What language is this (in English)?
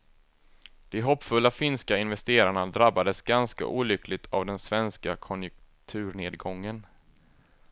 Swedish